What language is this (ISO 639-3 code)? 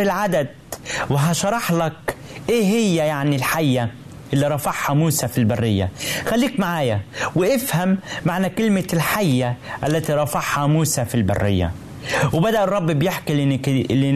ara